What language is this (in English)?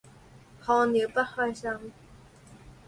Chinese